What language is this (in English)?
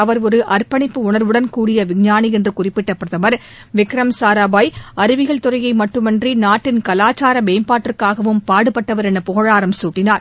Tamil